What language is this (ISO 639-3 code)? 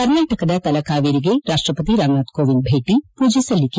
kan